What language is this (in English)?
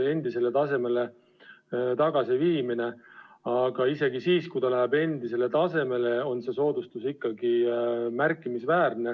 Estonian